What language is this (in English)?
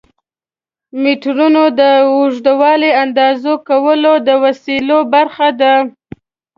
Pashto